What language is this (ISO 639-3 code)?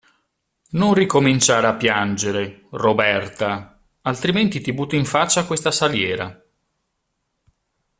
ita